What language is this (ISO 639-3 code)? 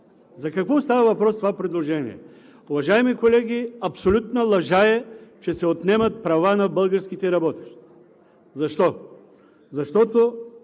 bul